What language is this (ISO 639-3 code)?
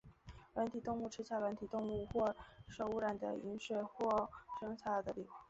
zho